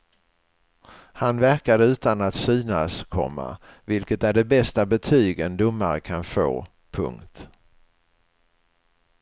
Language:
Swedish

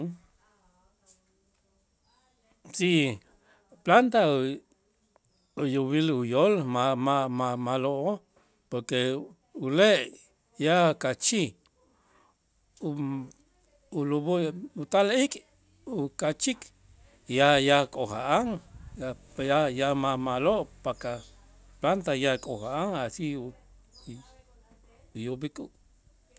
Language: Itzá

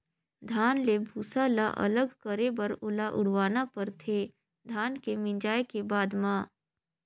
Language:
Chhattisgarhi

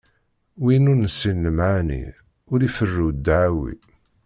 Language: Kabyle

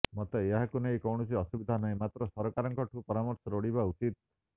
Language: Odia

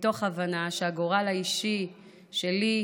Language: Hebrew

